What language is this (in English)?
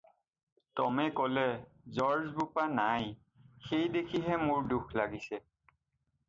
Assamese